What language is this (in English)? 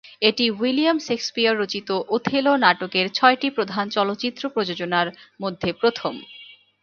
Bangla